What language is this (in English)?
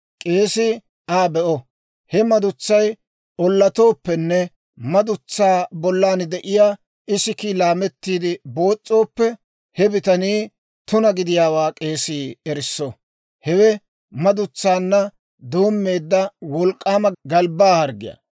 Dawro